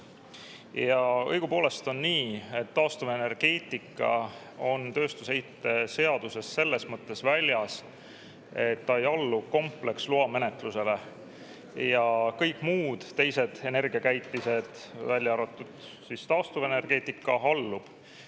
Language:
Estonian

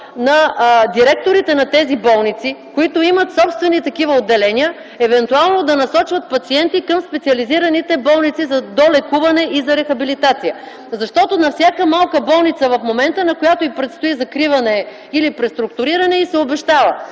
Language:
Bulgarian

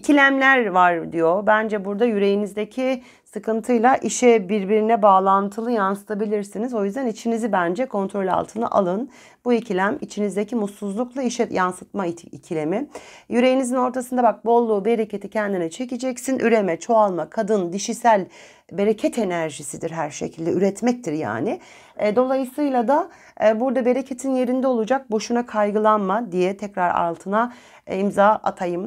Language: Turkish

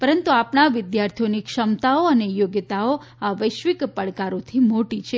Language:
Gujarati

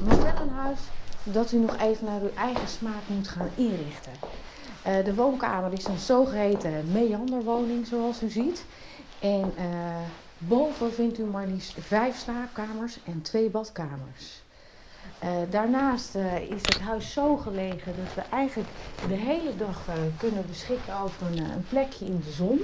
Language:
Dutch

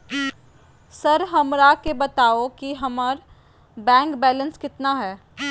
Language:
Magahi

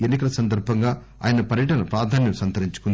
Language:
Telugu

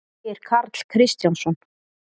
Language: Icelandic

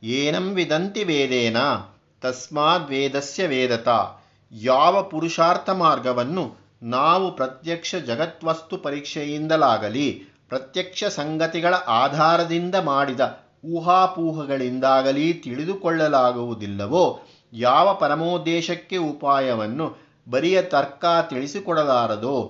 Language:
Kannada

